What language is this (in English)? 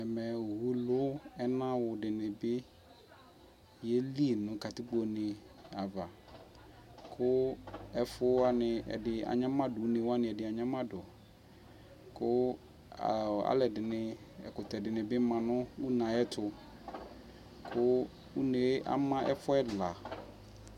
Ikposo